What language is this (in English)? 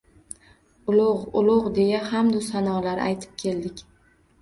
Uzbek